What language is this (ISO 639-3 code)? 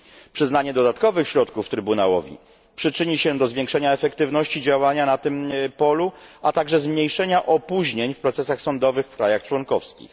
pol